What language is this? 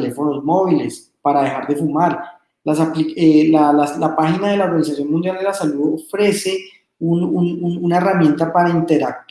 Spanish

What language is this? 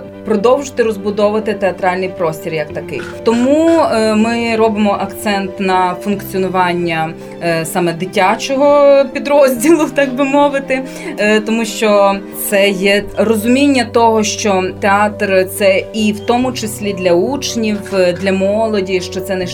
Ukrainian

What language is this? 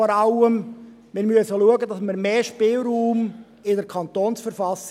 Swiss German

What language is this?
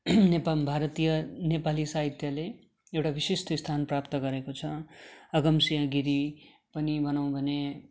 Nepali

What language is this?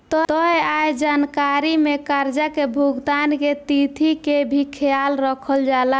Bhojpuri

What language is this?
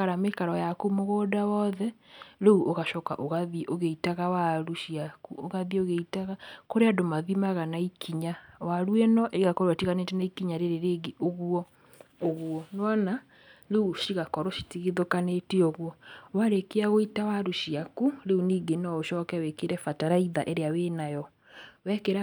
Kikuyu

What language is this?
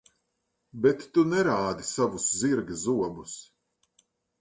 Latvian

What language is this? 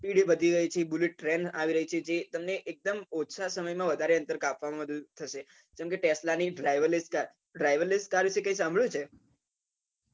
Gujarati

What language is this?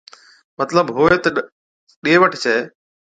Od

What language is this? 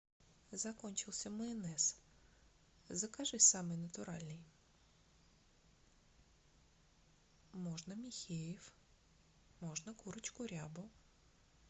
Russian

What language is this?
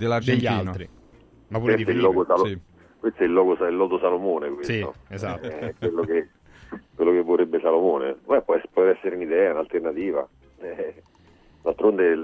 Italian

